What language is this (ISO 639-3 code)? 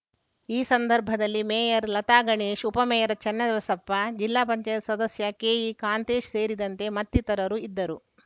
kan